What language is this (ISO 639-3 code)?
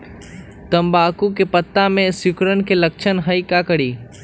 mag